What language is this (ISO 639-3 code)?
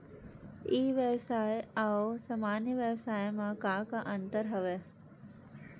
hne